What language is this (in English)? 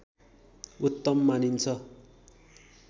Nepali